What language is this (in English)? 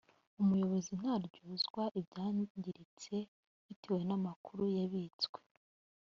Kinyarwanda